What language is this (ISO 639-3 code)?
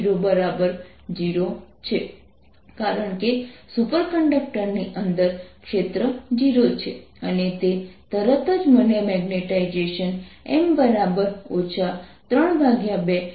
guj